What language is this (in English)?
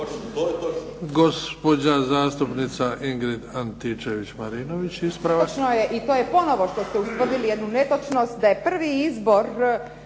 Croatian